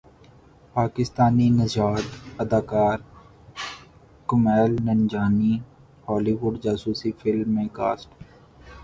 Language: Urdu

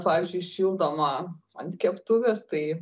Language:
Lithuanian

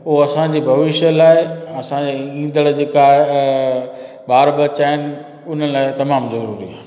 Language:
Sindhi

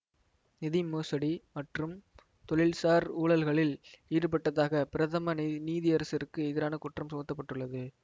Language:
Tamil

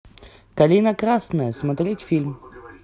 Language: Russian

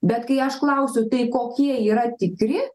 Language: Lithuanian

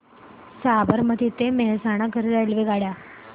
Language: Marathi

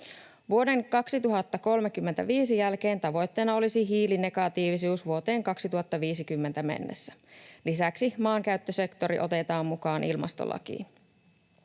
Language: Finnish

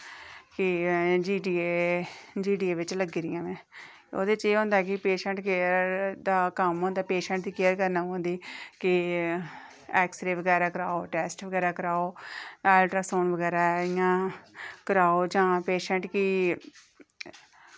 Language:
Dogri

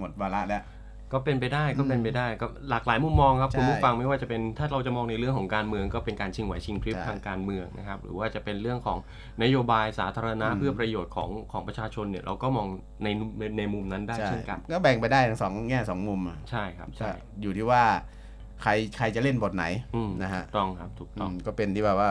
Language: Thai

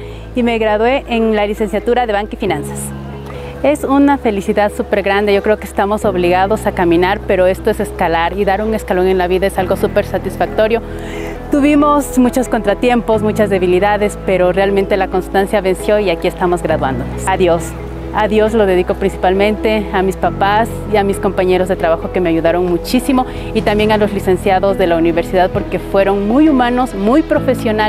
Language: Spanish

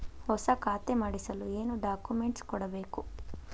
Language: Kannada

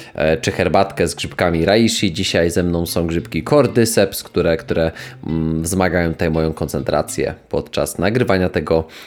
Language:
Polish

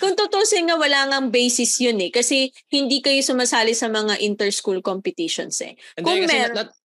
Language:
Filipino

